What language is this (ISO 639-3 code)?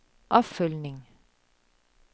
dan